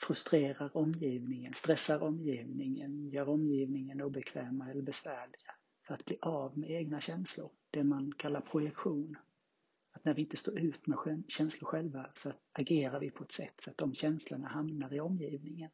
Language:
Swedish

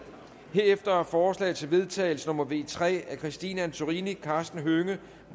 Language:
Danish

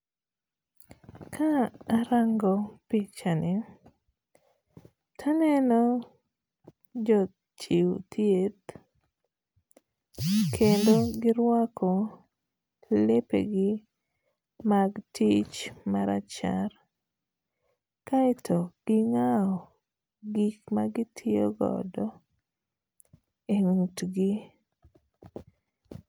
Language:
Luo (Kenya and Tanzania)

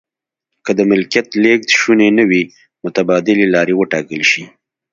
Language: Pashto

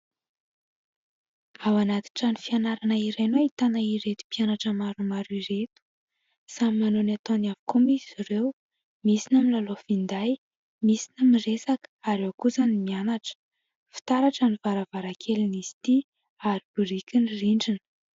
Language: Malagasy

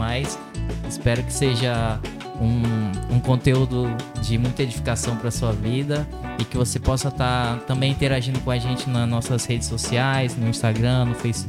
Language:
Portuguese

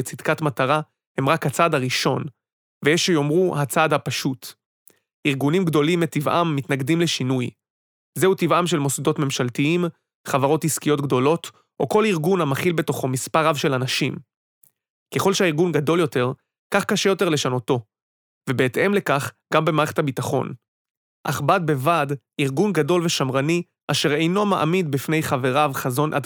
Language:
Hebrew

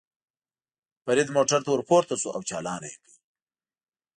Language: Pashto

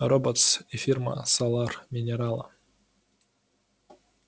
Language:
Russian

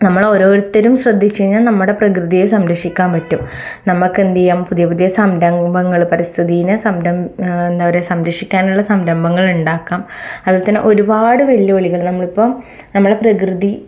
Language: Malayalam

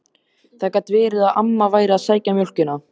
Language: Icelandic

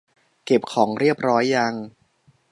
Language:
Thai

